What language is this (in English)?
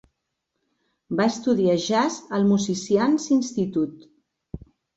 Catalan